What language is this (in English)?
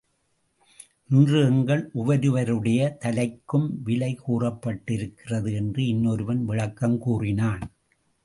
Tamil